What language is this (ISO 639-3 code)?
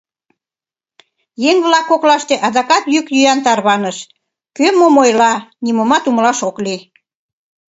chm